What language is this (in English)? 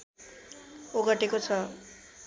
Nepali